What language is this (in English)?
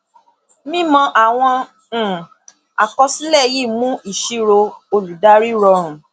Yoruba